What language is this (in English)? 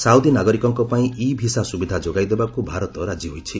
Odia